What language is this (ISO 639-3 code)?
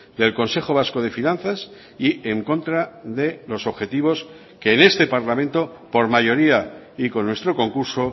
spa